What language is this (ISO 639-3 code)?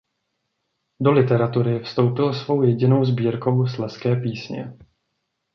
ces